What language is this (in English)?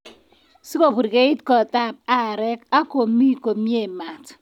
Kalenjin